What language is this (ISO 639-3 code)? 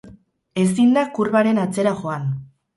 eus